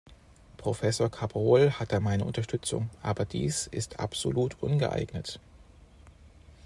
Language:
German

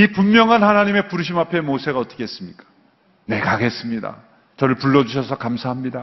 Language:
Korean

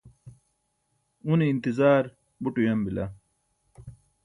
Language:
Burushaski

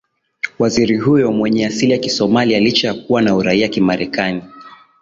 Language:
Swahili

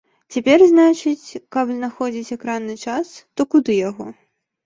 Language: Belarusian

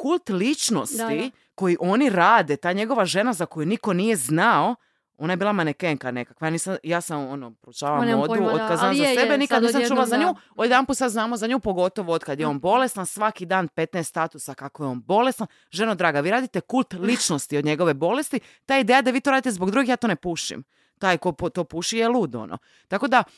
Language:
Croatian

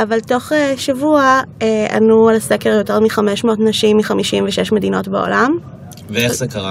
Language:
Hebrew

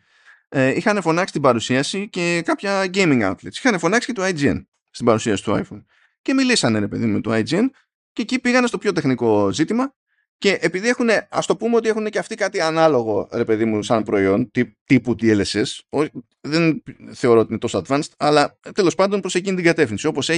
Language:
Greek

